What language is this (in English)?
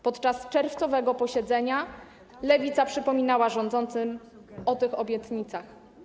Polish